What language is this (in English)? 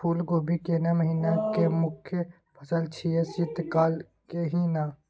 Maithili